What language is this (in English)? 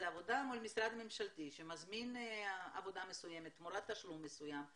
Hebrew